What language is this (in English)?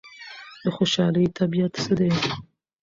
Pashto